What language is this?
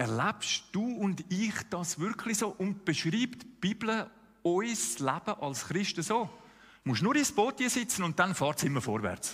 German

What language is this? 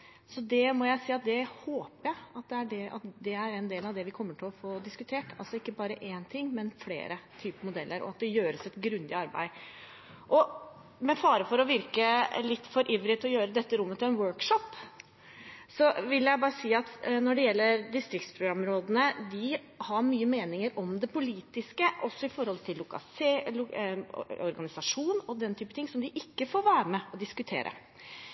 Norwegian Bokmål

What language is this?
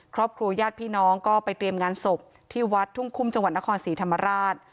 Thai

